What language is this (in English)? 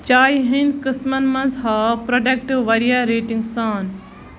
Kashmiri